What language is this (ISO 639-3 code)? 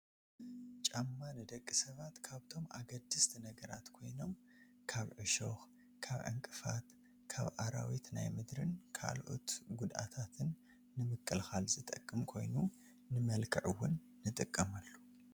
tir